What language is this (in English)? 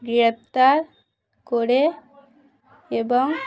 Bangla